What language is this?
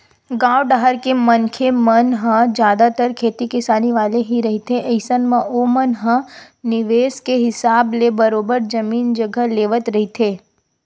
Chhattisgarhi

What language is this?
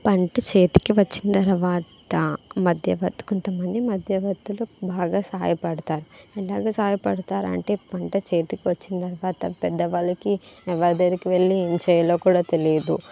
Telugu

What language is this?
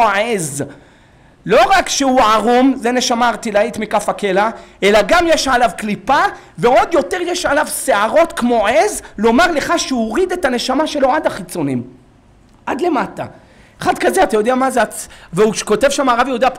Hebrew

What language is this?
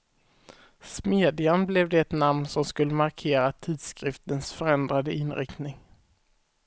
Swedish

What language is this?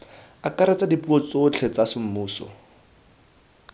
Tswana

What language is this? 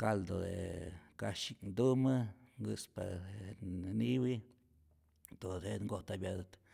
Rayón Zoque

